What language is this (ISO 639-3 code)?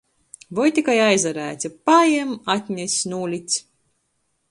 ltg